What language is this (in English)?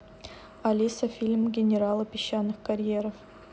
Russian